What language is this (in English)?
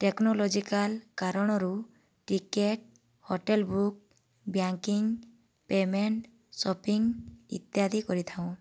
Odia